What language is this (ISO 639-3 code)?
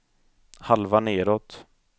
swe